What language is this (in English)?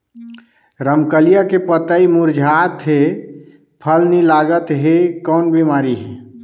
Chhattisgarhi